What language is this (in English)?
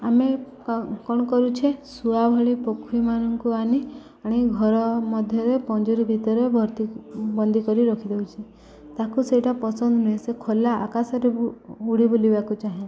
Odia